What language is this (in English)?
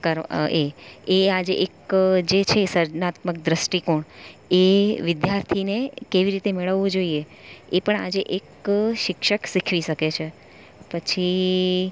Gujarati